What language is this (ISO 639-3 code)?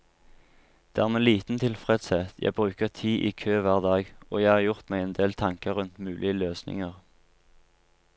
nor